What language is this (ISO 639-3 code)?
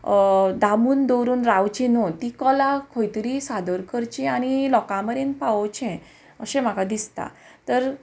kok